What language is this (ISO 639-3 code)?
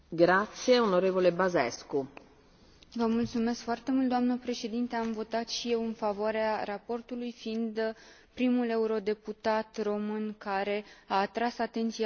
ron